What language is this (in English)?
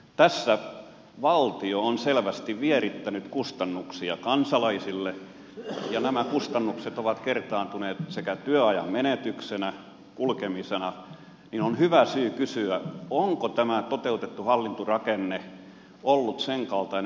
Finnish